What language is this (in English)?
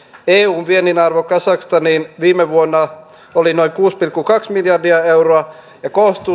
Finnish